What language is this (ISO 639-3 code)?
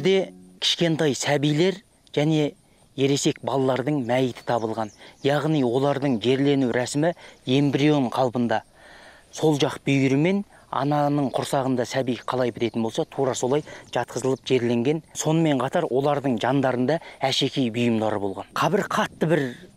tur